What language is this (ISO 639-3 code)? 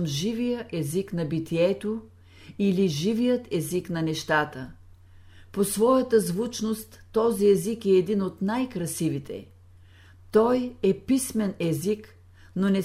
bul